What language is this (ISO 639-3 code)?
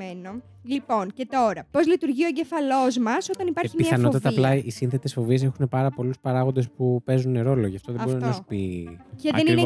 ell